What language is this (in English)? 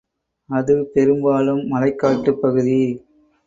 Tamil